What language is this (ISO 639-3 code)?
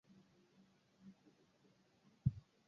swa